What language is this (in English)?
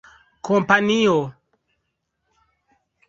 Esperanto